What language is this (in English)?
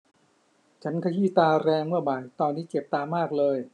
Thai